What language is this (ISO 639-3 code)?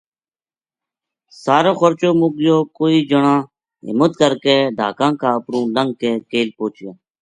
gju